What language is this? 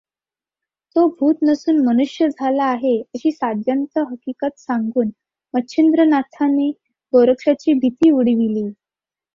Marathi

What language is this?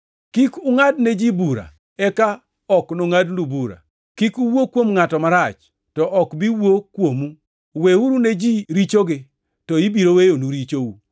Luo (Kenya and Tanzania)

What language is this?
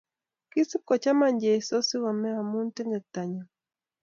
Kalenjin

